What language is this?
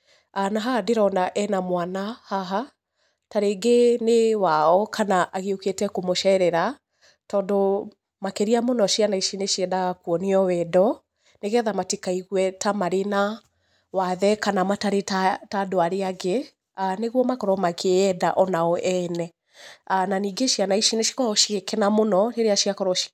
Kikuyu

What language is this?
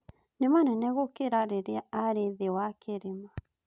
Kikuyu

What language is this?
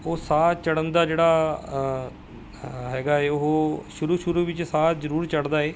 Punjabi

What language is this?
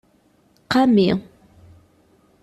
Kabyle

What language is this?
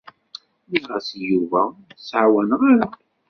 Kabyle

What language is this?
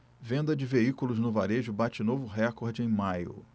Portuguese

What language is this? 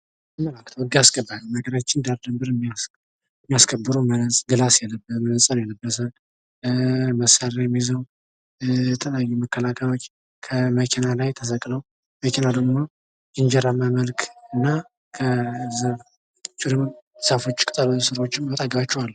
Amharic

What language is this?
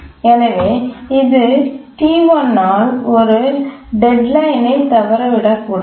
Tamil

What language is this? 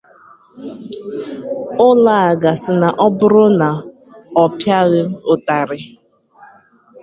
Igbo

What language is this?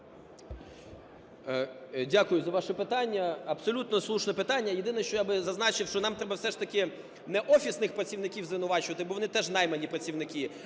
Ukrainian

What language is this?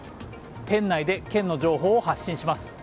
Japanese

